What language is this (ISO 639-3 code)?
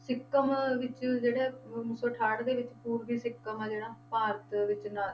pan